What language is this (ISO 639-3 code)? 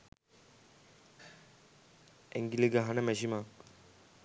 sin